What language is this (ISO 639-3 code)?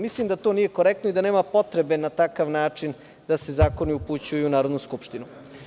srp